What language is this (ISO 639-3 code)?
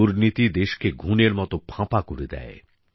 ben